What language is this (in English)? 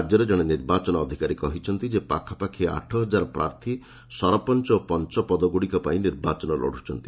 Odia